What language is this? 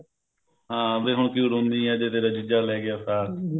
Punjabi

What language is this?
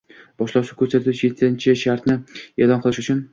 Uzbek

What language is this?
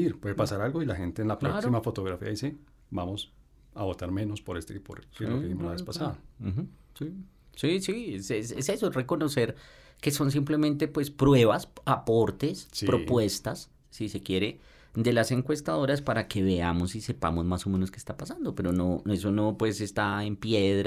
Spanish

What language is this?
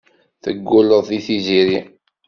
Kabyle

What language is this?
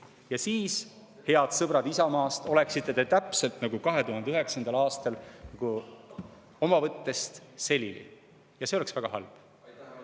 Estonian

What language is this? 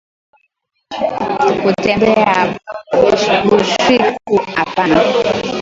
Swahili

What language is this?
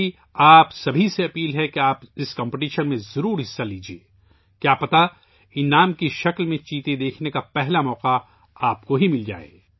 Urdu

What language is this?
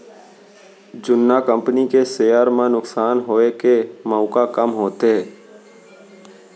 Chhattisgarhi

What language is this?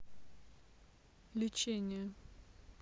Russian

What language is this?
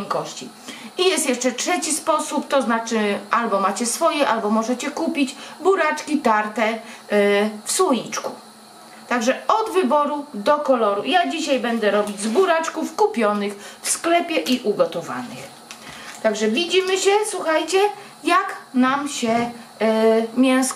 Polish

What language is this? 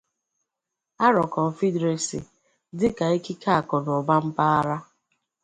Igbo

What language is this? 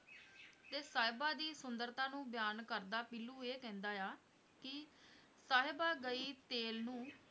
Punjabi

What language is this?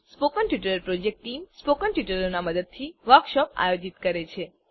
Gujarati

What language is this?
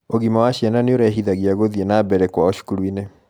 Kikuyu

